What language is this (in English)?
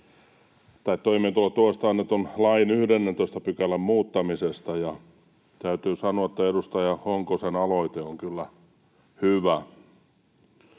Finnish